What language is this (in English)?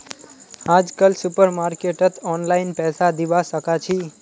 Magahi